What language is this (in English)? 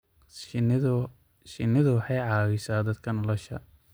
Somali